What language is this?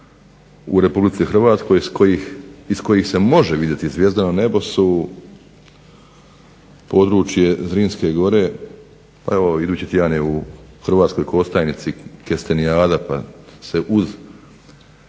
Croatian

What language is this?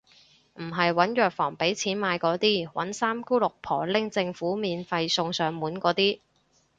Cantonese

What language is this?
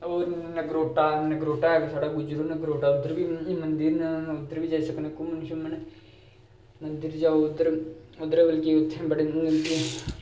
Dogri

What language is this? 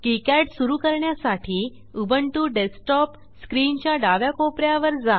Marathi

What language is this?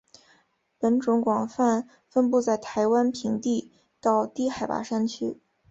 Chinese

